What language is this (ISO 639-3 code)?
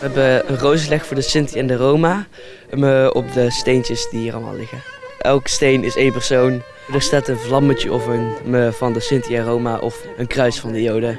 nld